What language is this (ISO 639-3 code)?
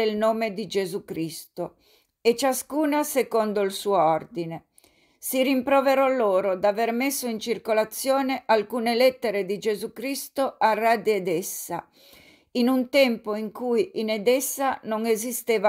ita